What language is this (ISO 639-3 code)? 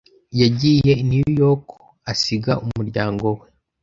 kin